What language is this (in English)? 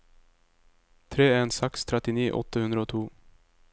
Norwegian